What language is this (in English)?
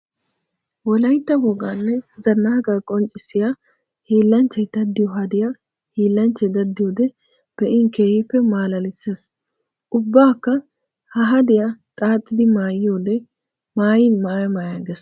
Wolaytta